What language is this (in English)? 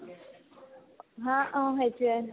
Assamese